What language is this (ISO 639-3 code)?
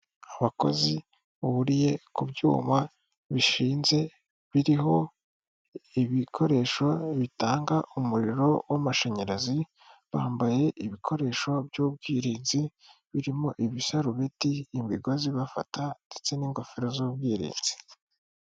kin